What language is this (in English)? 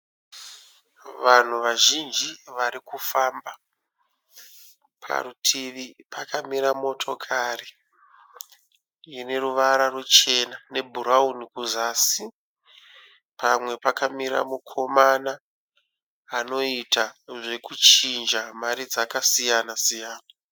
Shona